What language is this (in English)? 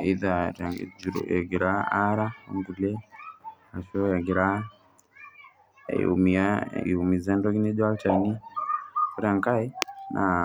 Masai